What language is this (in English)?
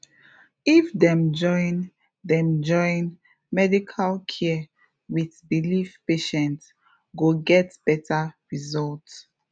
Nigerian Pidgin